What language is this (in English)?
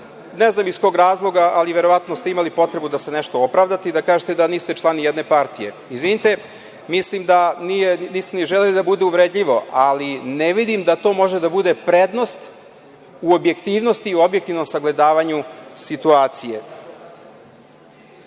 Serbian